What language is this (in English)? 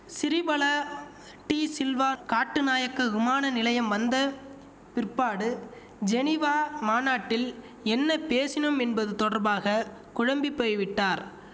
Tamil